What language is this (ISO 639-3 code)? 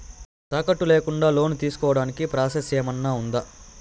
tel